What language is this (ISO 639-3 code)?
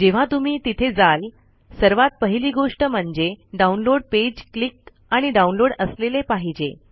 mar